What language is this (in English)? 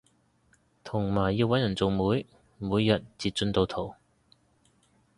Cantonese